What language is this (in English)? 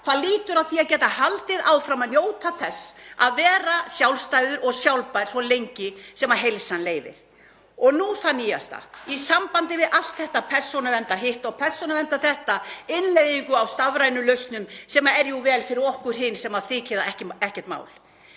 Icelandic